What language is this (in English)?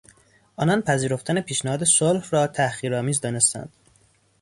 Persian